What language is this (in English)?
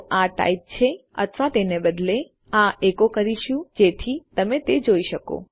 Gujarati